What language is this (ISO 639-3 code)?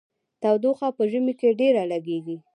pus